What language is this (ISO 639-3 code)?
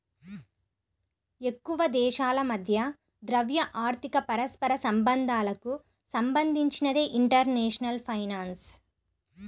tel